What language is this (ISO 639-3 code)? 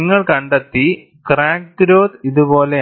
mal